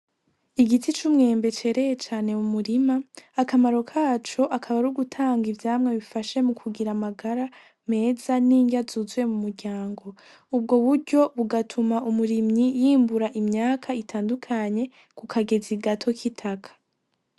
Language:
Rundi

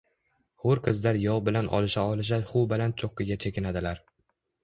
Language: Uzbek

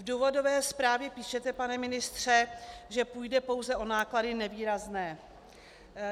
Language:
Czech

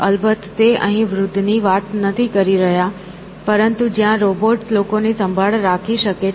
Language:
Gujarati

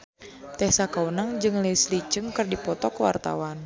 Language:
Sundanese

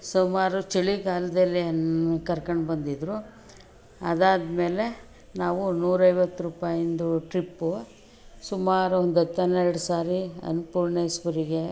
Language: Kannada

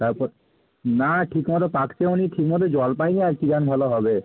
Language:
Bangla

